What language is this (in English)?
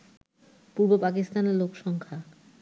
Bangla